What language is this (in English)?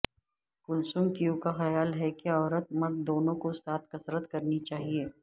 Urdu